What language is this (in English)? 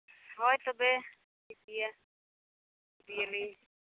Santali